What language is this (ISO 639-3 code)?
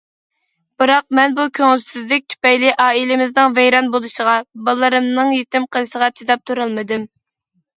uig